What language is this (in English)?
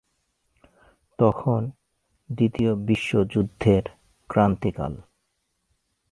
Bangla